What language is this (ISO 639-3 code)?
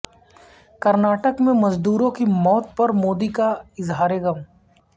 urd